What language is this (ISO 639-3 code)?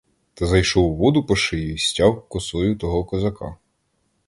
ukr